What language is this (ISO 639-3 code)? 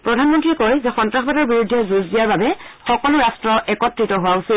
asm